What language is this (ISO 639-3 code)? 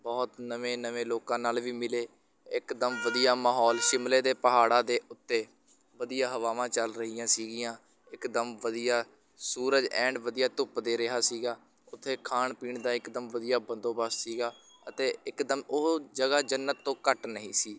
pan